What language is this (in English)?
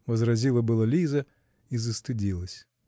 Russian